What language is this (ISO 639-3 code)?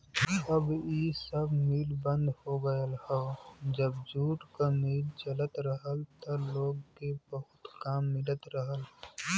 bho